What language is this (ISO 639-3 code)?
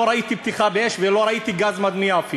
heb